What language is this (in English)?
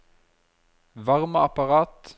Norwegian